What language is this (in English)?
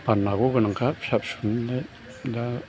Bodo